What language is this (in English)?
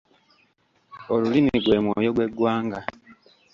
Ganda